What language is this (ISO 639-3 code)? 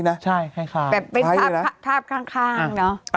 tha